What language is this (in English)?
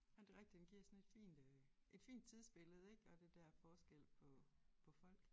Danish